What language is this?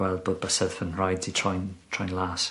Welsh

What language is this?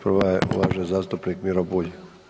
Croatian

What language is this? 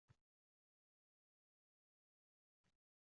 Uzbek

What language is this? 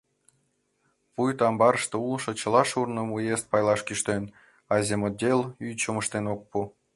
Mari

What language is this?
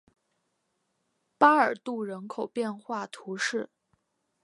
Chinese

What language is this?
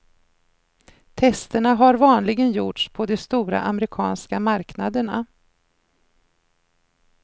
Swedish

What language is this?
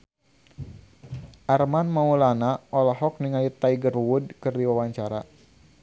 Sundanese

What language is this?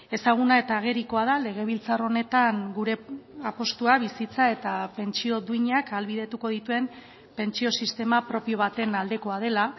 Basque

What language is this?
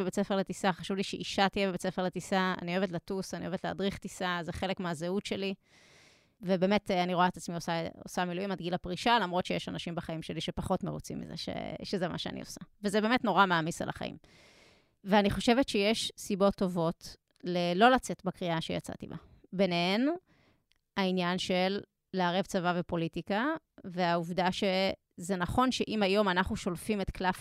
Hebrew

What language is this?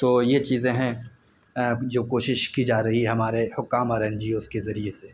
Urdu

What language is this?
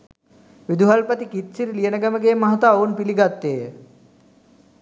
Sinhala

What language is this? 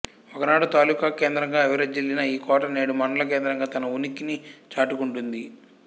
Telugu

